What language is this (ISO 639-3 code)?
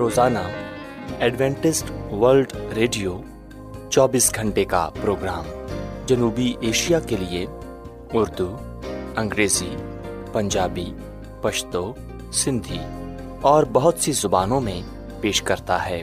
urd